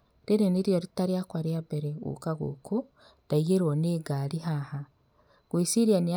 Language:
Kikuyu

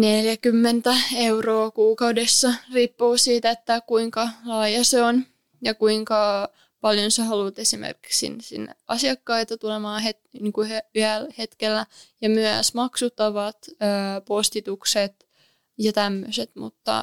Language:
Finnish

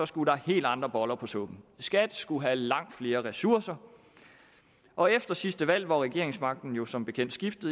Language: Danish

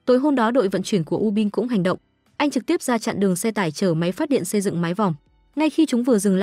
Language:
Vietnamese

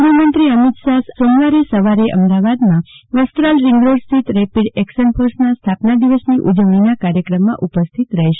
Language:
Gujarati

